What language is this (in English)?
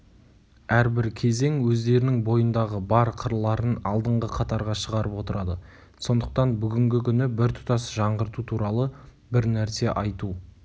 Kazakh